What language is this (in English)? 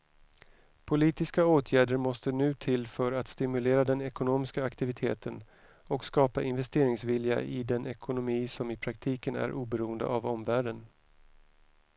Swedish